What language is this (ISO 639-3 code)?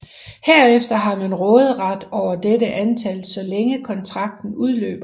dan